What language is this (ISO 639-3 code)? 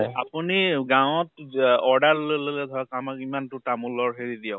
asm